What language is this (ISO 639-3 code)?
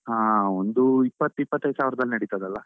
kan